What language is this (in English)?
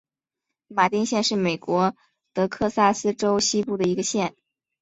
Chinese